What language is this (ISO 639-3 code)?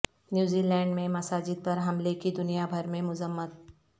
urd